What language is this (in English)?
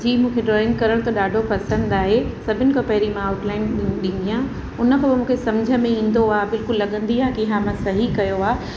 Sindhi